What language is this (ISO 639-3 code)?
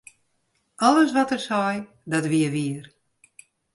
fry